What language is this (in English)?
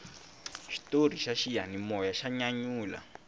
Tsonga